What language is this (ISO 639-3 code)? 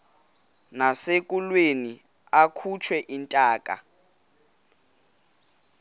xho